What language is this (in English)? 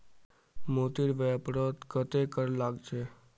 Magahi